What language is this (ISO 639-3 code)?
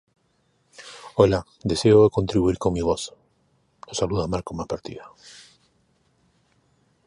spa